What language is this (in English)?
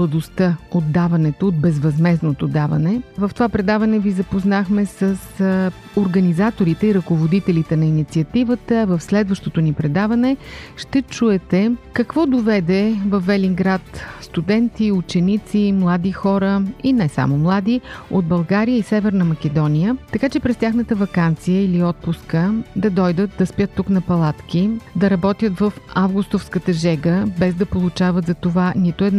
Bulgarian